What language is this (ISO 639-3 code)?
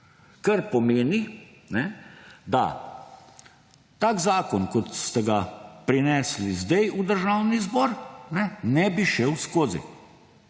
slv